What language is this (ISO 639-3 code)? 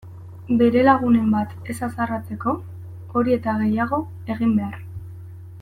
eus